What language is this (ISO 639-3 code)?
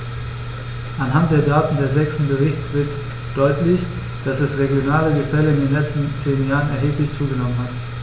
deu